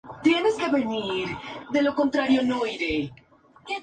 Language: Spanish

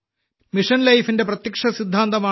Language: Malayalam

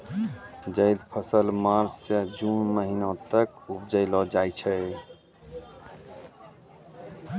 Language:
Maithili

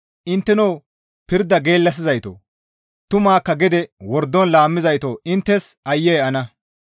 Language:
Gamo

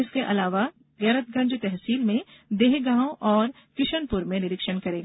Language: Hindi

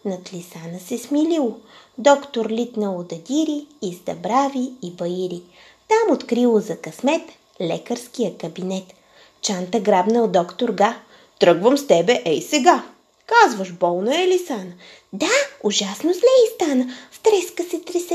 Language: Bulgarian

